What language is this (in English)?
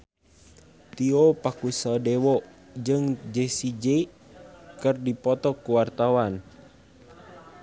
Sundanese